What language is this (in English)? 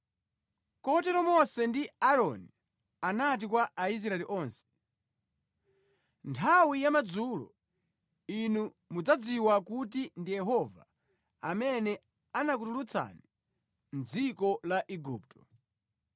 Nyanja